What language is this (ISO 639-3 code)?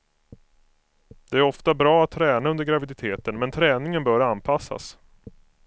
swe